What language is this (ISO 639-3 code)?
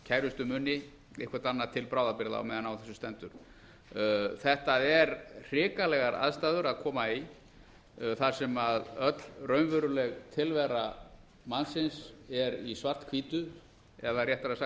isl